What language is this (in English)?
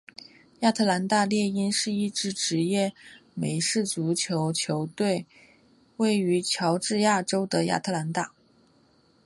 Chinese